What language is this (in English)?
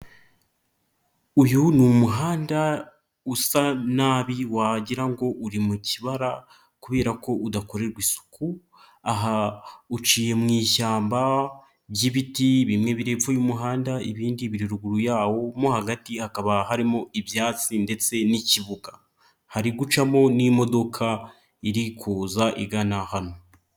Kinyarwanda